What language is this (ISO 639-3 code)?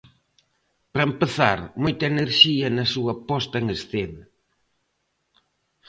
glg